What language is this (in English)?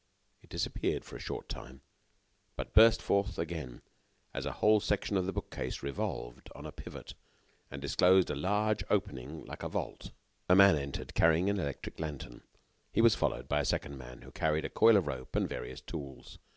English